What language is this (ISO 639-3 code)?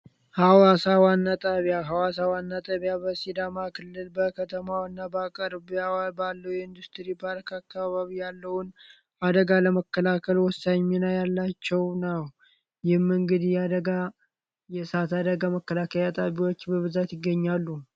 amh